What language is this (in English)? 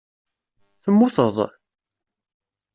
Kabyle